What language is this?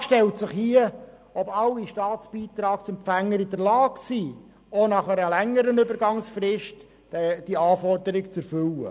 Swiss German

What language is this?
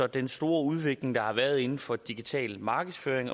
Danish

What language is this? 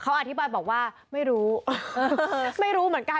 Thai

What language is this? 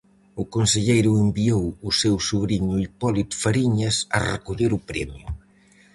Galician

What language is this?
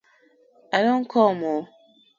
Nigerian Pidgin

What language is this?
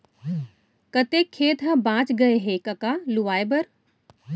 Chhattisgarhi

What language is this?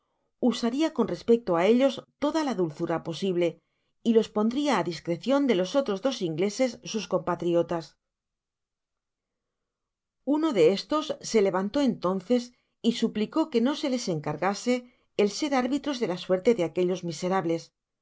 Spanish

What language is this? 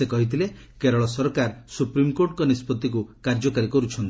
Odia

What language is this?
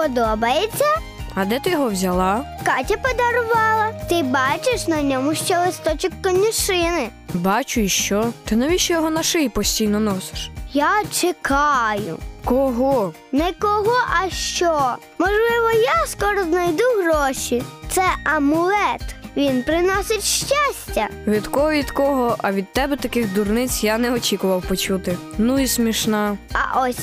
Ukrainian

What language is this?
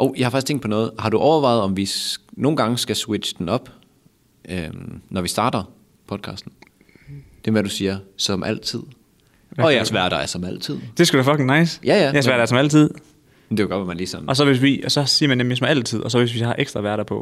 Danish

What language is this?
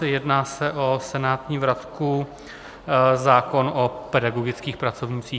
Czech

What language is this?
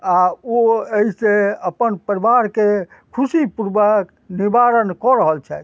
Maithili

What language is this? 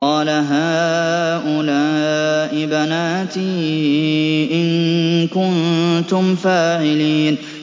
Arabic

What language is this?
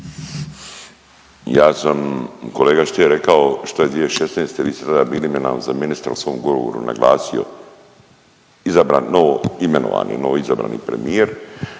Croatian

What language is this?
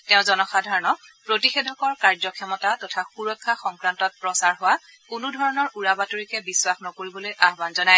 Assamese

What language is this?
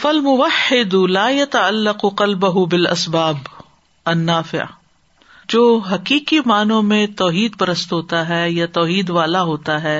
Urdu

